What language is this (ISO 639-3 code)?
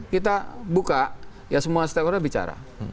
ind